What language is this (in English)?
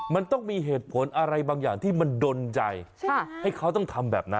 Thai